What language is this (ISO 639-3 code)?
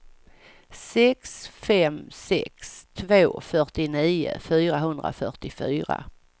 swe